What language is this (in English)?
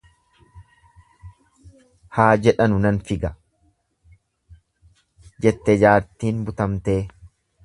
Oromo